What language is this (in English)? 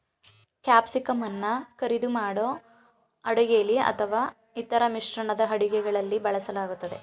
Kannada